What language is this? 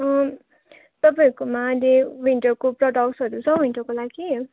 Nepali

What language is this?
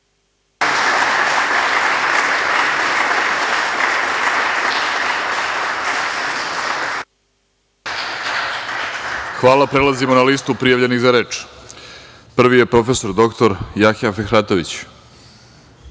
Serbian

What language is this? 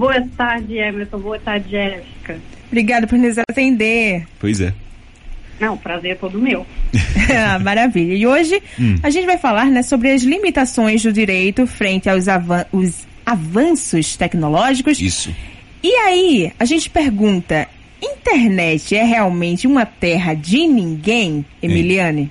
Portuguese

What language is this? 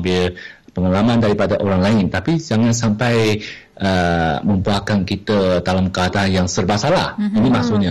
Malay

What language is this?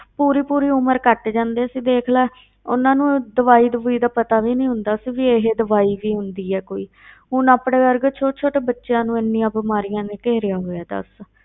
Punjabi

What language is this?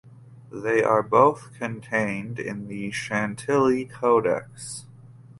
English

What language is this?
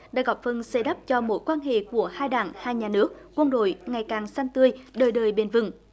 Vietnamese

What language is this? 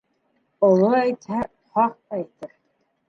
Bashkir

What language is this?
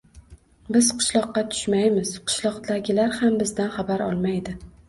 Uzbek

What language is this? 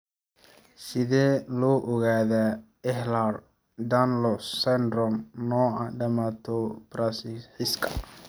Somali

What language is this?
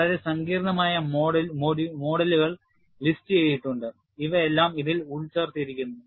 Malayalam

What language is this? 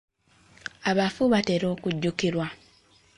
Ganda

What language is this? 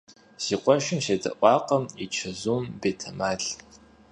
Kabardian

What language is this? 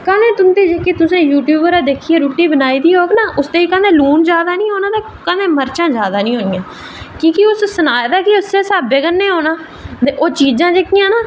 Dogri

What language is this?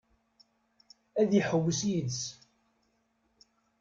Kabyle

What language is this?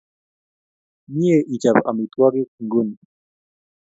Kalenjin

